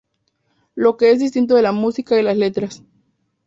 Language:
Spanish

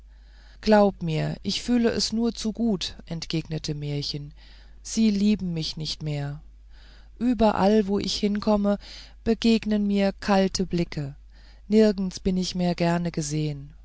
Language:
German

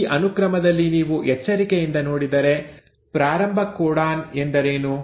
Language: Kannada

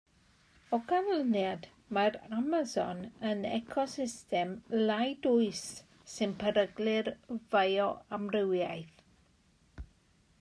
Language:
Welsh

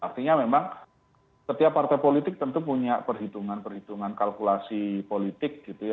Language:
Indonesian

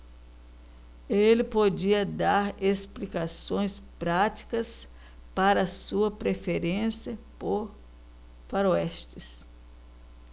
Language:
Portuguese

